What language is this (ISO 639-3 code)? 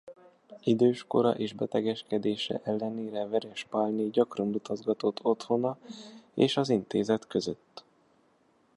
hun